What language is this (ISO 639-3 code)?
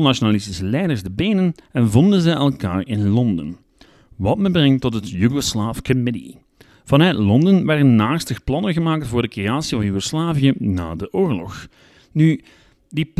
nld